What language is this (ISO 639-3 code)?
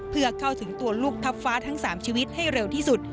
tha